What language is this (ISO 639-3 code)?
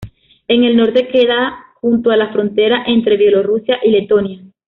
spa